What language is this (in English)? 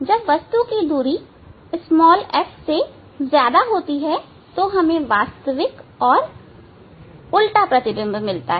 Hindi